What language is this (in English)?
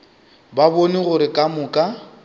Northern Sotho